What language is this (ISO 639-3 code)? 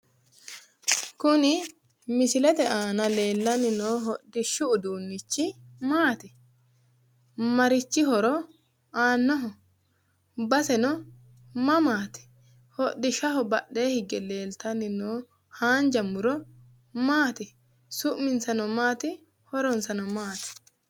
sid